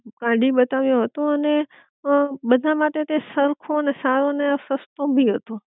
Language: Gujarati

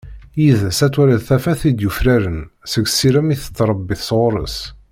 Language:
Kabyle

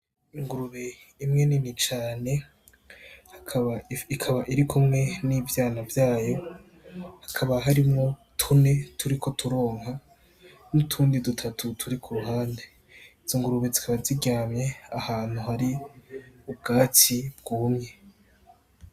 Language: Rundi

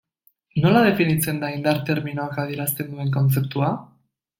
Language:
Basque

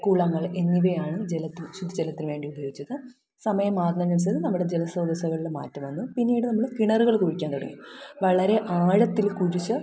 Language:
Malayalam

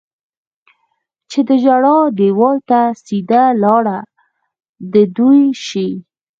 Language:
Pashto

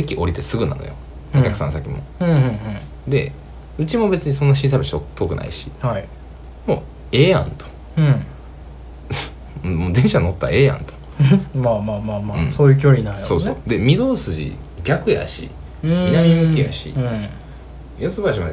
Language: Japanese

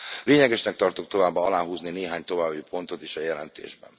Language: Hungarian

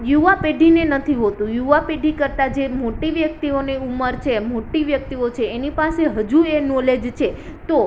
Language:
Gujarati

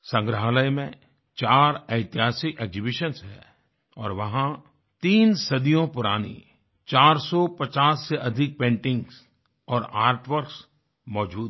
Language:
Hindi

